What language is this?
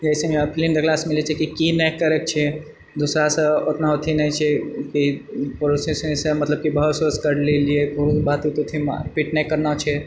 Maithili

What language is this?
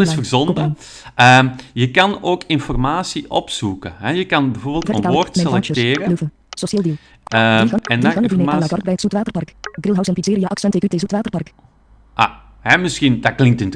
Dutch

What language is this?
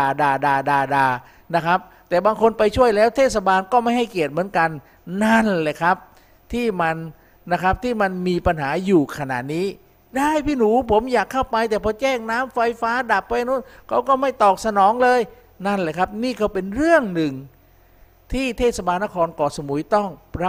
Thai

